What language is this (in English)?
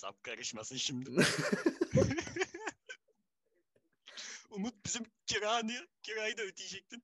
Turkish